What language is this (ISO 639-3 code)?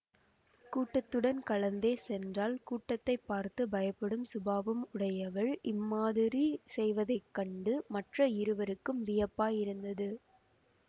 tam